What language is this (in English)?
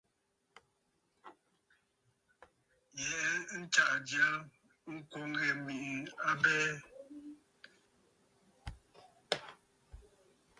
Bafut